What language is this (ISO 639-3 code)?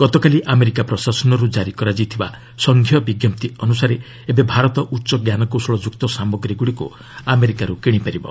ori